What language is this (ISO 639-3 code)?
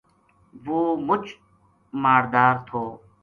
gju